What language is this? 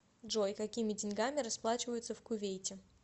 Russian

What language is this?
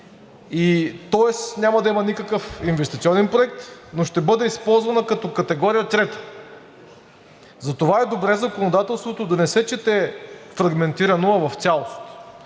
Bulgarian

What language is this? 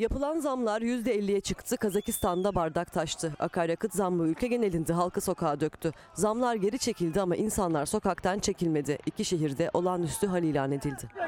Turkish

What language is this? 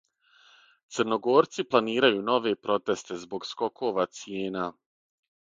Serbian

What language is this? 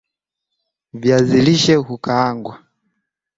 Swahili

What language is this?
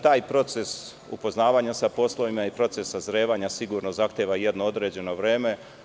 Serbian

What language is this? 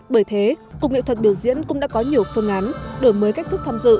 Vietnamese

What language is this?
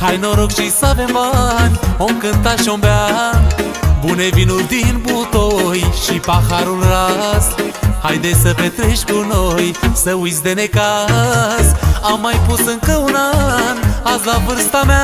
Romanian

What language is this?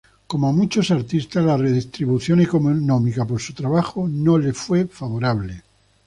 Spanish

